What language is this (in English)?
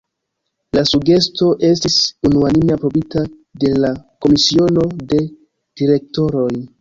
Esperanto